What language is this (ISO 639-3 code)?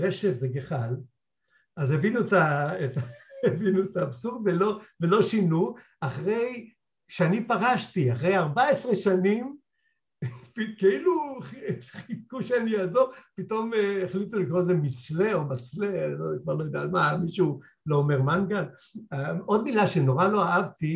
heb